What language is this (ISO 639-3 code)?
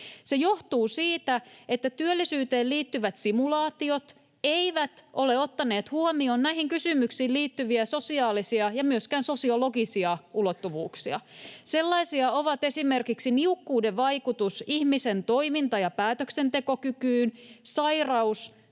fin